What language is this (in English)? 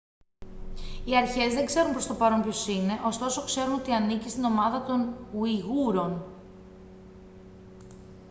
Greek